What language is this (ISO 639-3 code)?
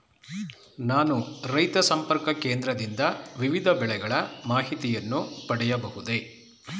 kan